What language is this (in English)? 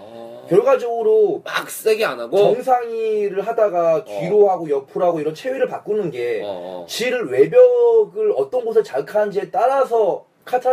Korean